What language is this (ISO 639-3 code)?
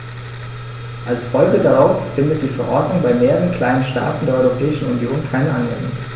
deu